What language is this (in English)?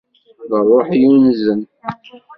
Kabyle